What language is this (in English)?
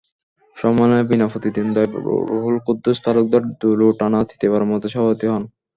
Bangla